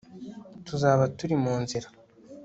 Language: Kinyarwanda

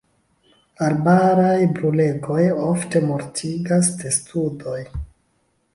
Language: Esperanto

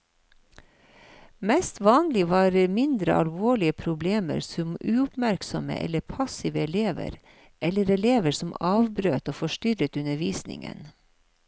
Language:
Norwegian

